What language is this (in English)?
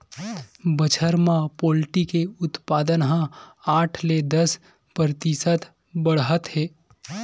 Chhattisgarhi